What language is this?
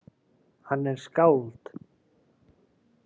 Icelandic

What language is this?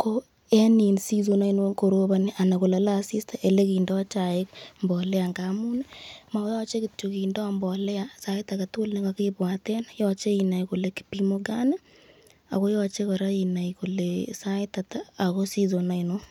Kalenjin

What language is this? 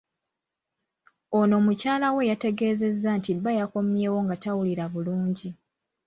Ganda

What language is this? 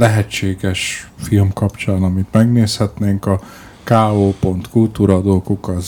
Hungarian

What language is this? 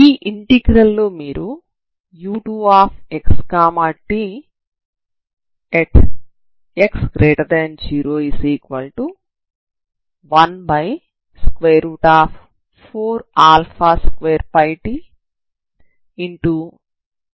Telugu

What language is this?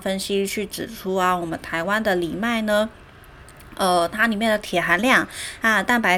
Chinese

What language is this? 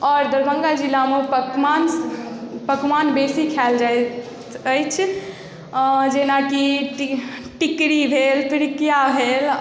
Maithili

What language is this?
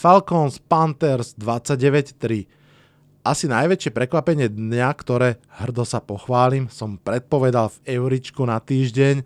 Slovak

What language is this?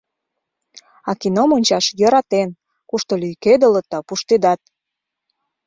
Mari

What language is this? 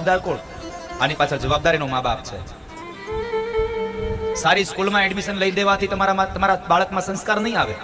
Gujarati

